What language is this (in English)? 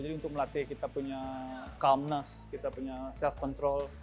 Indonesian